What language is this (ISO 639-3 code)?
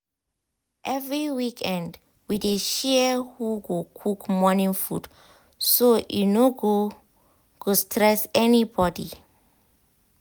pcm